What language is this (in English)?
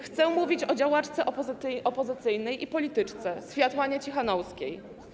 Polish